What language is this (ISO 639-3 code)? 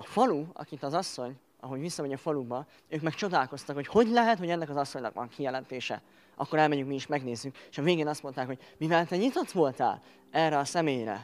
hun